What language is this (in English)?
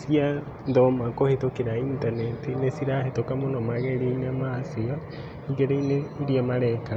Kikuyu